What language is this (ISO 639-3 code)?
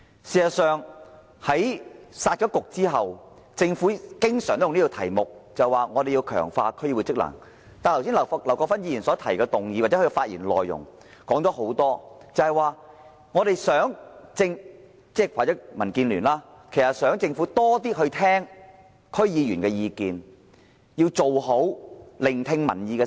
yue